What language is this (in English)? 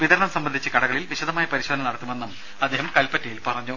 Malayalam